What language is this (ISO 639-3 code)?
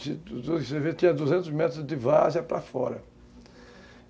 por